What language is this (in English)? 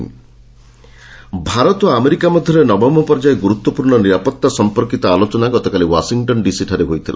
Odia